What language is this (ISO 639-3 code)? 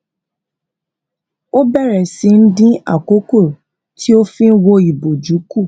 yor